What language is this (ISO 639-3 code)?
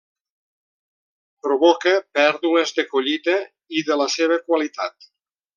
cat